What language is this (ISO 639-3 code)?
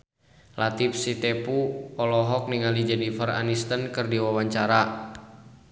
sun